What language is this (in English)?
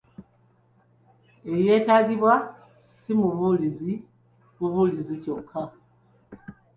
Ganda